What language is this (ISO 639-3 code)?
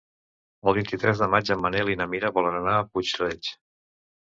cat